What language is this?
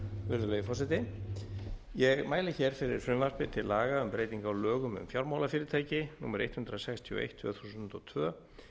Icelandic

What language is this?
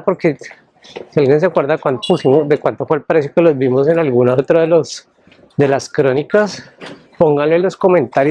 Spanish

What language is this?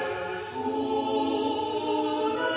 Norwegian Nynorsk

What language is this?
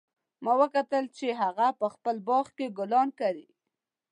Pashto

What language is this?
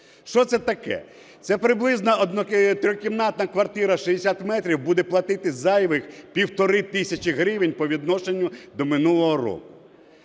Ukrainian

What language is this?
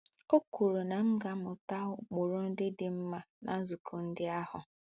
Igbo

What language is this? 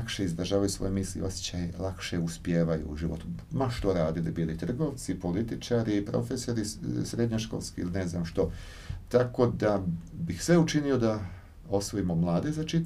Croatian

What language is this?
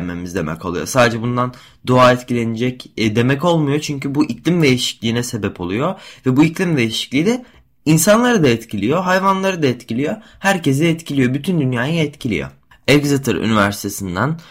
Turkish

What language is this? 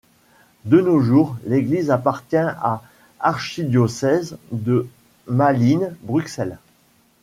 French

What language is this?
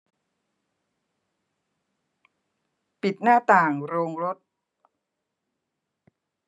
Thai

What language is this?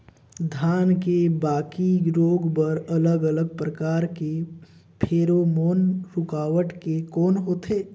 Chhattisgarhi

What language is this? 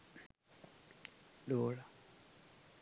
Sinhala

